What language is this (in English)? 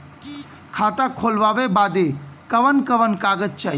Bhojpuri